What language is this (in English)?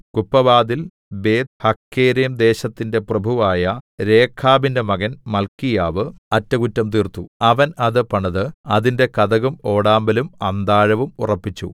Malayalam